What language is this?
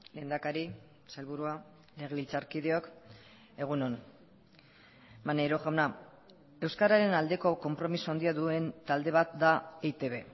Basque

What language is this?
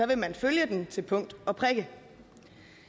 Danish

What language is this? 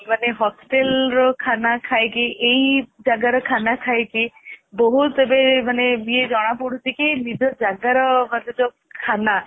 Odia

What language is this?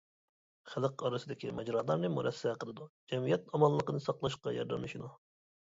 Uyghur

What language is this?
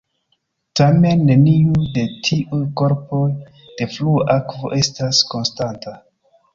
Esperanto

